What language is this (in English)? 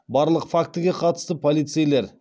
Kazakh